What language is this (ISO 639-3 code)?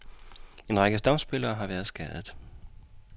dan